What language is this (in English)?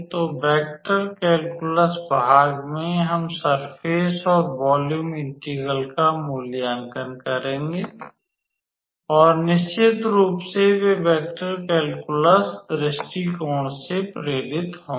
Hindi